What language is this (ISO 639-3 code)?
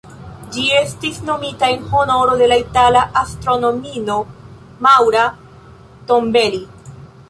epo